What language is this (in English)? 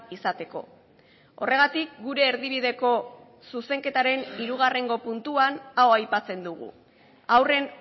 Basque